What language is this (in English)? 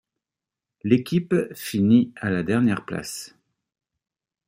French